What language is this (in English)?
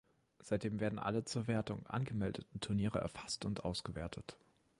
German